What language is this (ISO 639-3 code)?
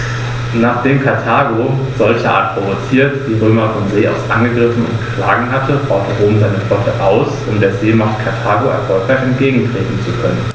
deu